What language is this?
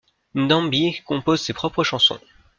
French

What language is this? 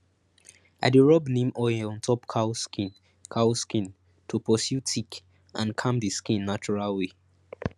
Nigerian Pidgin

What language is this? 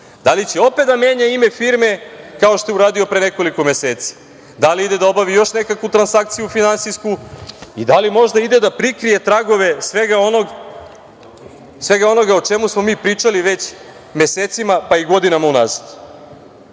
Serbian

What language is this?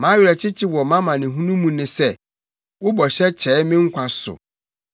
Akan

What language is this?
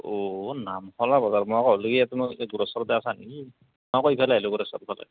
Assamese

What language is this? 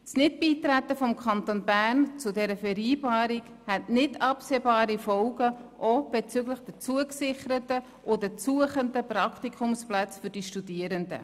Swiss German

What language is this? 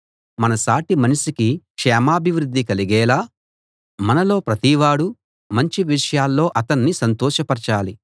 Telugu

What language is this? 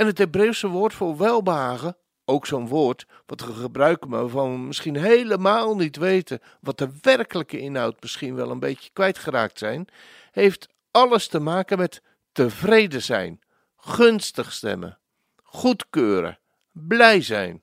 Dutch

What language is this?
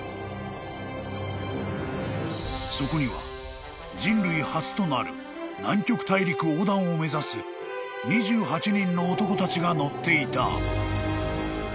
Japanese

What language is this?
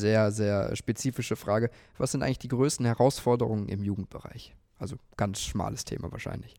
German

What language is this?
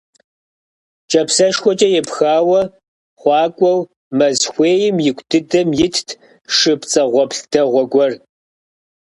Kabardian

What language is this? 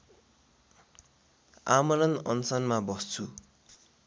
Nepali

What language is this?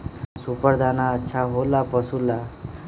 Magahi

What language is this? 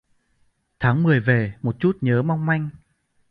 Vietnamese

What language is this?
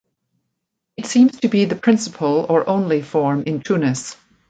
English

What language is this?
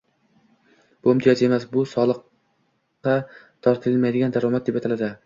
Uzbek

